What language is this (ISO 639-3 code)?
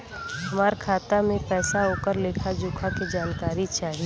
bho